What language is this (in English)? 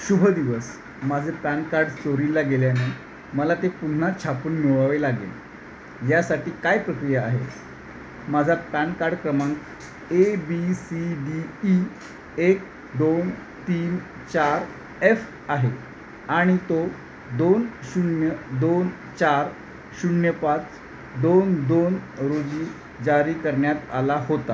Marathi